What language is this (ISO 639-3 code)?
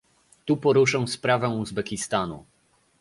pol